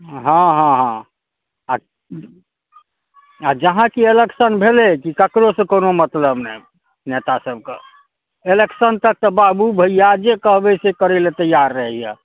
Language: Maithili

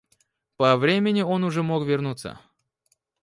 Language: Russian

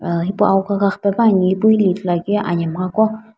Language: Sumi Naga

